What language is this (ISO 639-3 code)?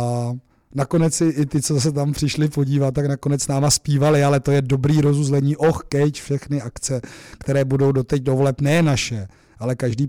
ces